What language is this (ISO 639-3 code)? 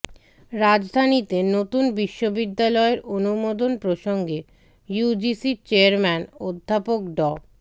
ben